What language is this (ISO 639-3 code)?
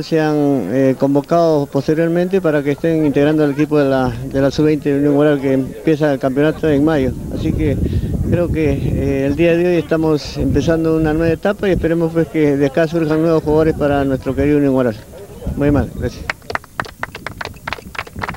spa